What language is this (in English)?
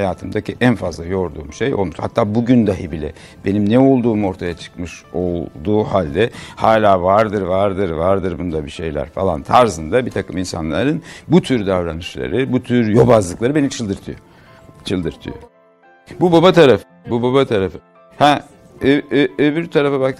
Turkish